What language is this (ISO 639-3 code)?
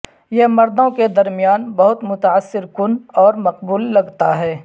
urd